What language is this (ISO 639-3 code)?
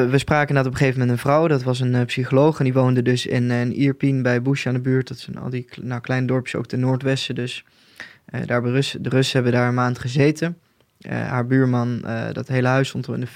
nld